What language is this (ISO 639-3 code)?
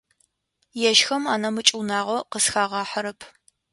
ady